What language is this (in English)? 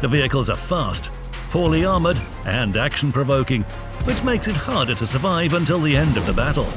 English